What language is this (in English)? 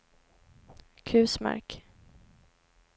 Swedish